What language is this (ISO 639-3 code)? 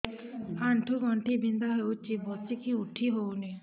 ori